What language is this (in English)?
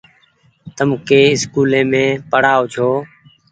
Goaria